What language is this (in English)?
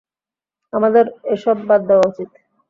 Bangla